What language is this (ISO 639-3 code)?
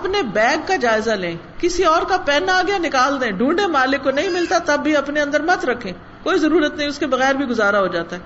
urd